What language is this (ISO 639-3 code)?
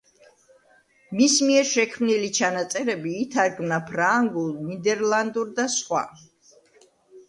kat